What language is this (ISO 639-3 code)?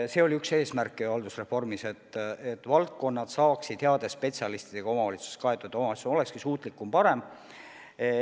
est